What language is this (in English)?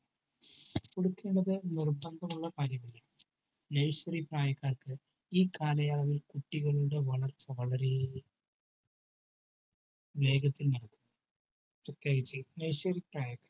Malayalam